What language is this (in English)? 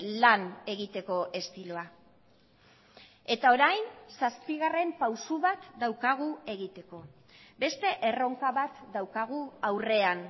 Basque